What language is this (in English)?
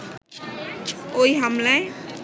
Bangla